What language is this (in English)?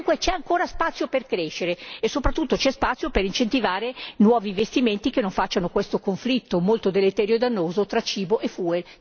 Italian